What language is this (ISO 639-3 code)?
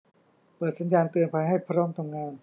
tha